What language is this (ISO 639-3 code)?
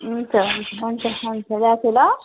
nep